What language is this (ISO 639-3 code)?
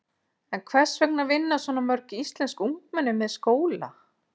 isl